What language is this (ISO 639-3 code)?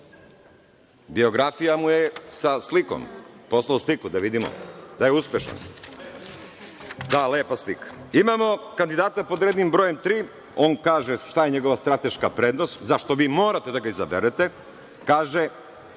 srp